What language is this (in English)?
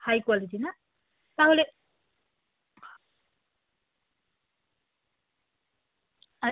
Bangla